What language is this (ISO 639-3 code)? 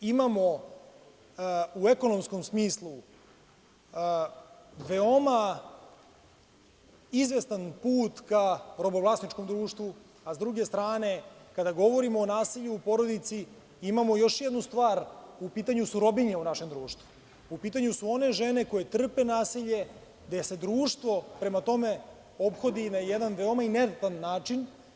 srp